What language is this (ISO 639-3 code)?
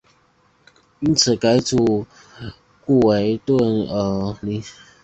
zho